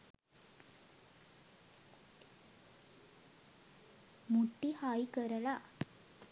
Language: Sinhala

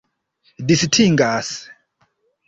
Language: Esperanto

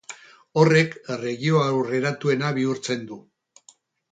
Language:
Basque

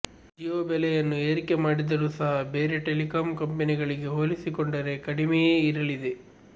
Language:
Kannada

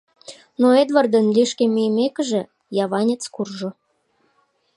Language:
Mari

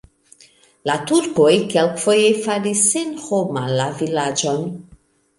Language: Esperanto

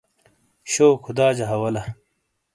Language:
Shina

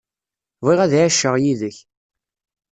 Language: Kabyle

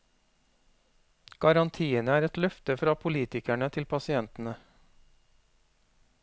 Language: Norwegian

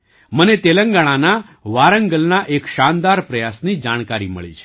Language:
Gujarati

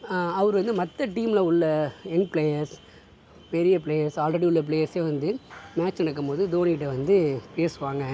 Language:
Tamil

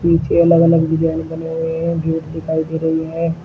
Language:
Hindi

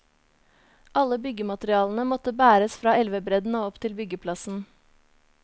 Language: Norwegian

